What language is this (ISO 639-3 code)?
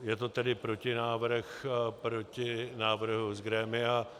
ces